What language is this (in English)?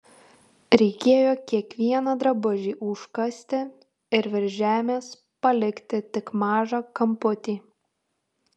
Lithuanian